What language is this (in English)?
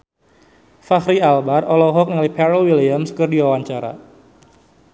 Sundanese